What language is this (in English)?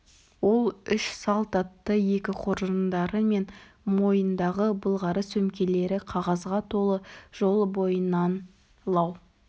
Kazakh